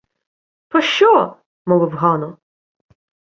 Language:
Ukrainian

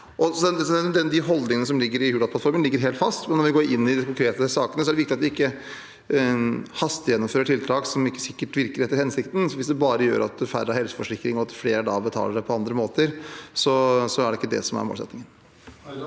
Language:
Norwegian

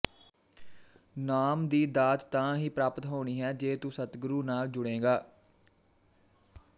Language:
Punjabi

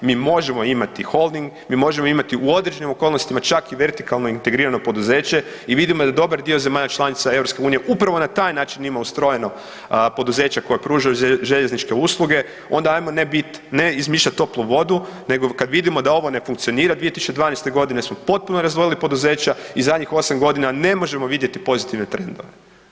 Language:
Croatian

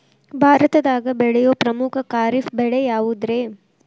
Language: Kannada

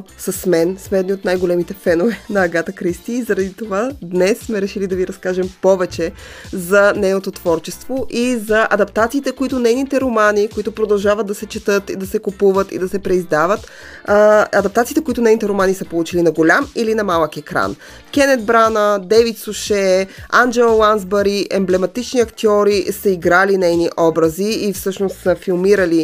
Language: Bulgarian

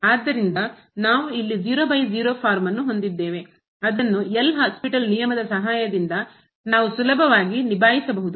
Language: Kannada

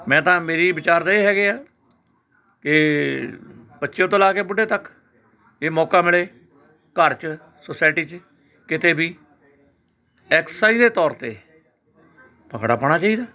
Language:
Punjabi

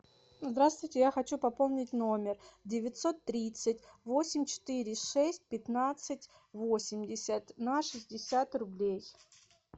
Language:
Russian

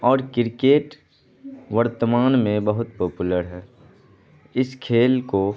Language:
Urdu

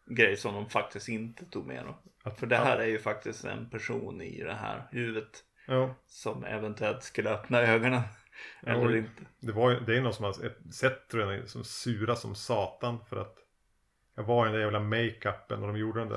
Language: Swedish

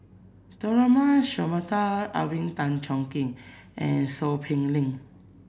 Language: English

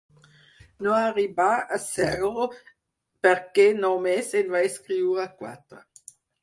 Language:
Catalan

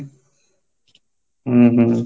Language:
Odia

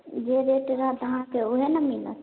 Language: Maithili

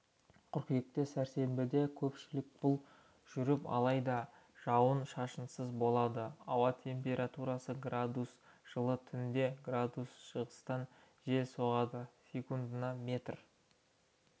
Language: Kazakh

